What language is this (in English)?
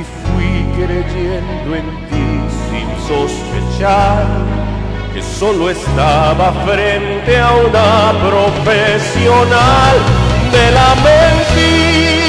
Romanian